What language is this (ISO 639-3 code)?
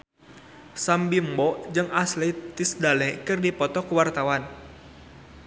sun